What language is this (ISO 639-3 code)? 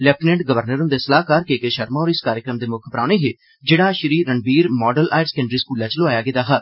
doi